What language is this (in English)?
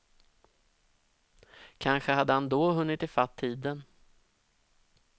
Swedish